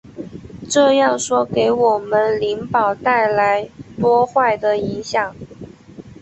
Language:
Chinese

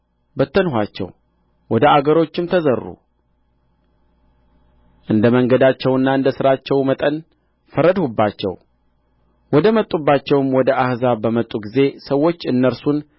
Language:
Amharic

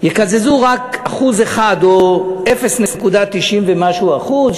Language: Hebrew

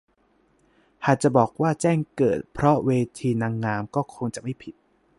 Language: Thai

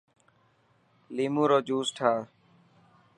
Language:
Dhatki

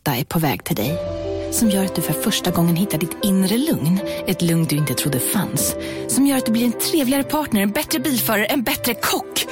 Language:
Swedish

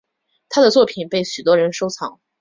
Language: Chinese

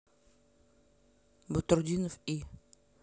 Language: Russian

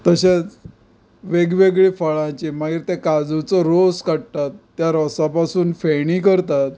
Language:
Konkani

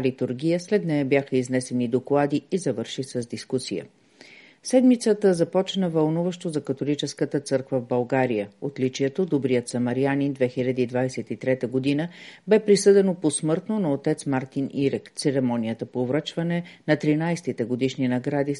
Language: Bulgarian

